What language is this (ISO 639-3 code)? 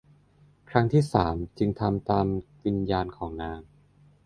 tha